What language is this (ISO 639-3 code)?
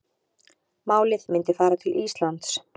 isl